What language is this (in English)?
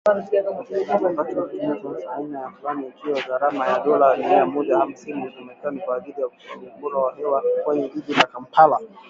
Swahili